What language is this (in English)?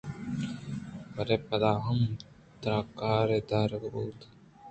Eastern Balochi